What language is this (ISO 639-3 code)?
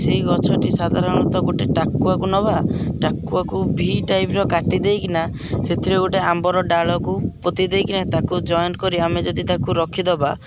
ori